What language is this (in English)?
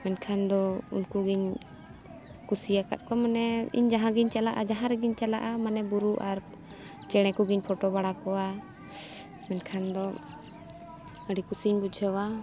Santali